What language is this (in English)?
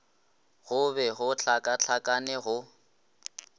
Northern Sotho